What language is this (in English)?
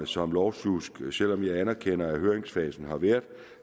Danish